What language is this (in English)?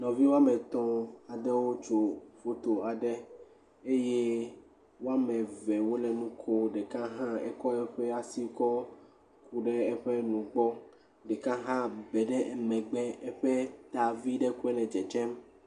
Ewe